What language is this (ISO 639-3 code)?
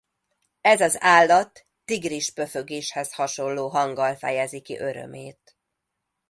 hun